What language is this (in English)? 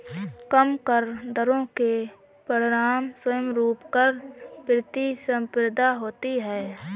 Hindi